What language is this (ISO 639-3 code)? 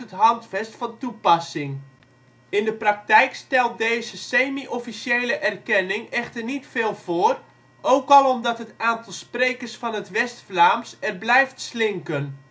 nld